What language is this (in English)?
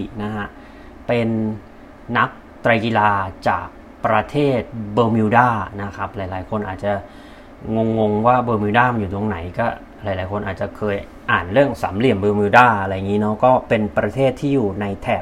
Thai